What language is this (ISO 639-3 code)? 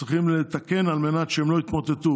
heb